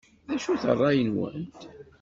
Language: Kabyle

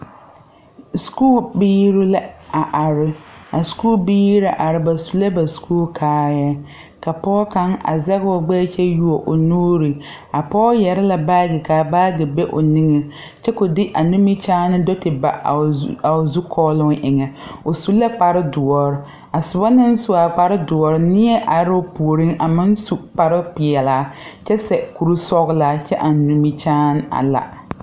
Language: Southern Dagaare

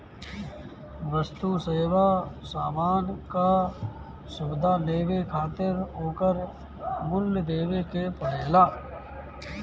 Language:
Bhojpuri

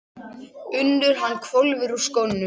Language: Icelandic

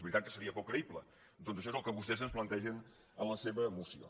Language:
Catalan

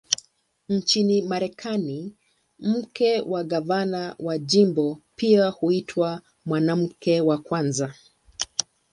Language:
Swahili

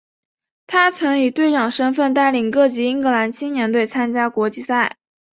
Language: Chinese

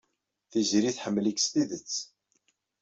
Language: Kabyle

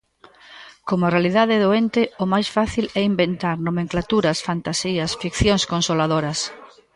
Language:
Galician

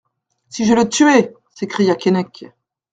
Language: French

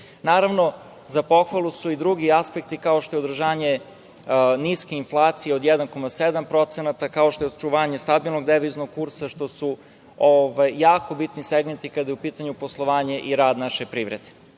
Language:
Serbian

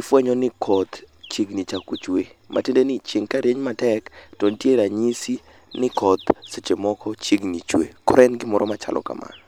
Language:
Luo (Kenya and Tanzania)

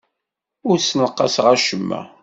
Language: Kabyle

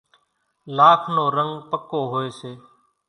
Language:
Kachi Koli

